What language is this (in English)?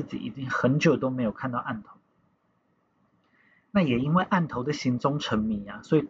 Chinese